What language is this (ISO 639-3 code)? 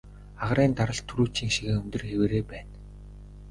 mon